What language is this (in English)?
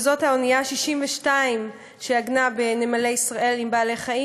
Hebrew